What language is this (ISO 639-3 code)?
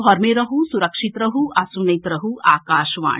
mai